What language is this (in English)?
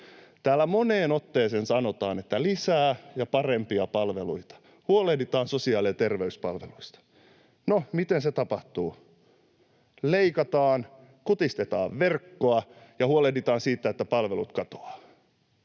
Finnish